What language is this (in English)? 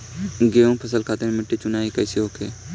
Bhojpuri